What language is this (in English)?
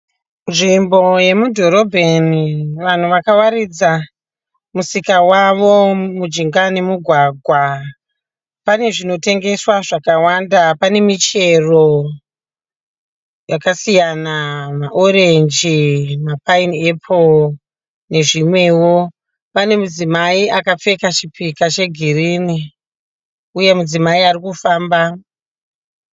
Shona